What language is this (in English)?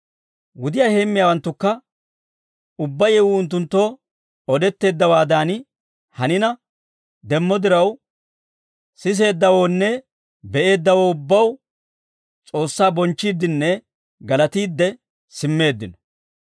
Dawro